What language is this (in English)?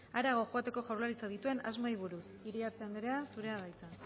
Basque